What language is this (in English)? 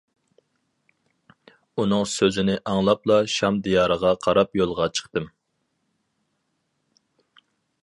Uyghur